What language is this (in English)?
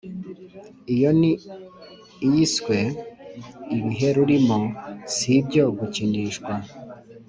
Kinyarwanda